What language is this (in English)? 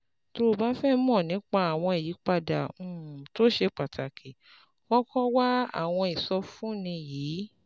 Yoruba